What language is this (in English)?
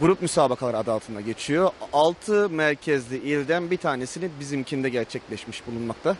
Turkish